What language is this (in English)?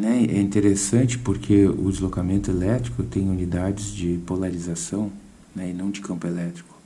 Portuguese